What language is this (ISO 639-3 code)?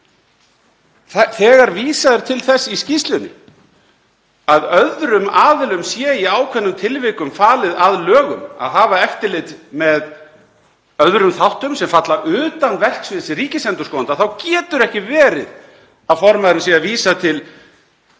isl